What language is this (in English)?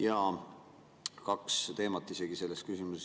Estonian